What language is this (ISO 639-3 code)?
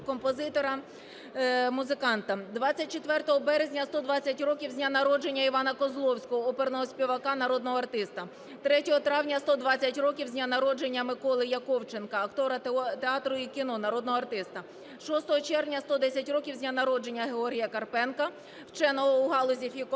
ukr